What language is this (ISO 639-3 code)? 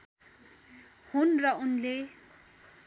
nep